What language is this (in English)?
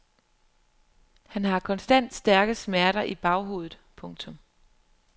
Danish